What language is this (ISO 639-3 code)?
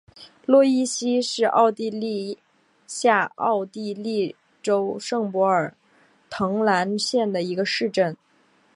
zho